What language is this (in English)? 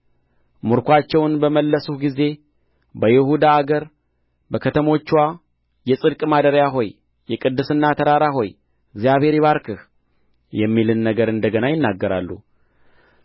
Amharic